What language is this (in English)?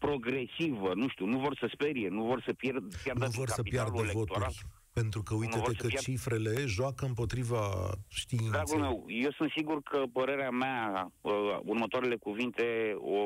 Romanian